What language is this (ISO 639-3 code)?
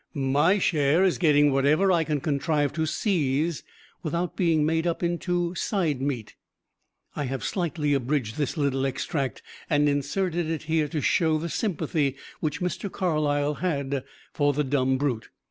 eng